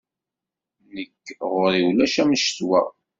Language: Kabyle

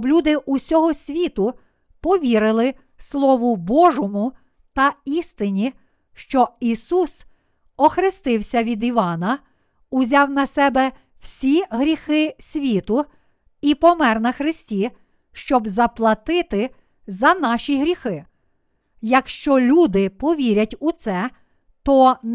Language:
Ukrainian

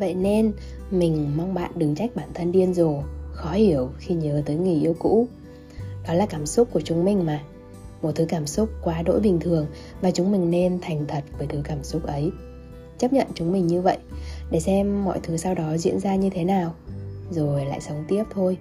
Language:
Vietnamese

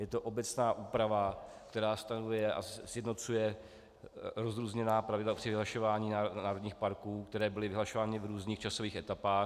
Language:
Czech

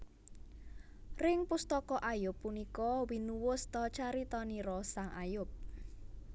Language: Javanese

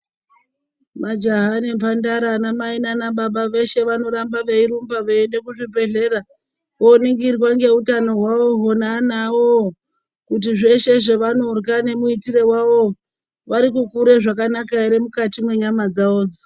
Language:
Ndau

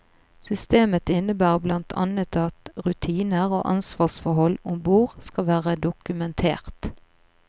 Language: Norwegian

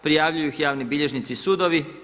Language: Croatian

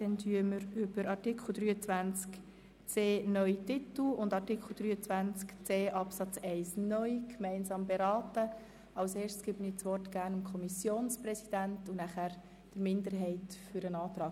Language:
Swiss German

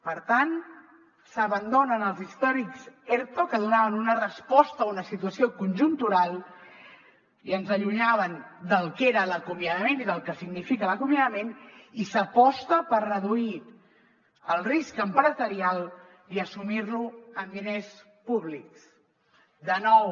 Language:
Catalan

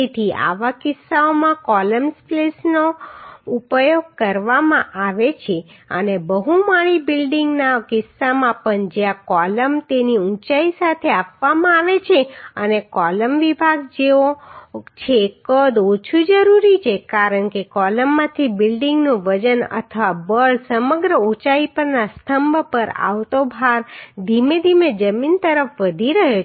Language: Gujarati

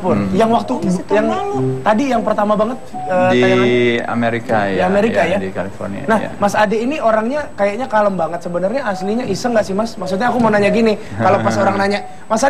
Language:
Indonesian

